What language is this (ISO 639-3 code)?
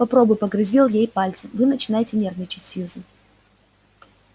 rus